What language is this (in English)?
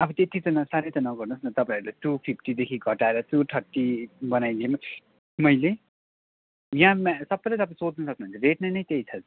Nepali